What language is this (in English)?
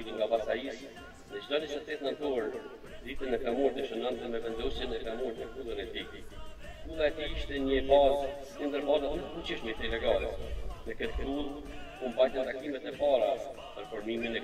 Romanian